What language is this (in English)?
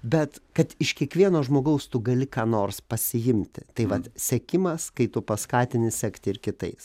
Lithuanian